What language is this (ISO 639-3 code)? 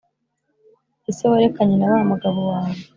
kin